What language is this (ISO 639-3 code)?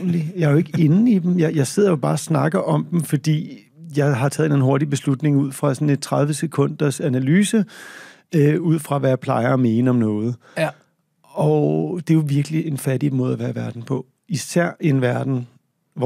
dan